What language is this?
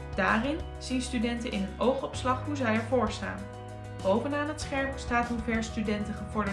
Dutch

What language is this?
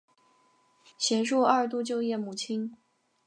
Chinese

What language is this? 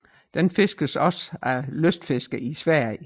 Danish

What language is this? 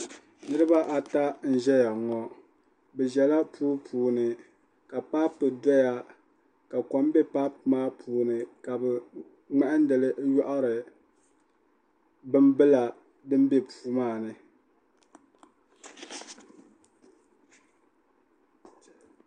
Dagbani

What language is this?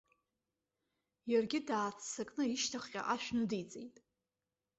Abkhazian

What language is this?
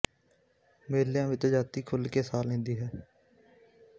Punjabi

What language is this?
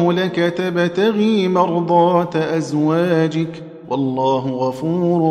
Arabic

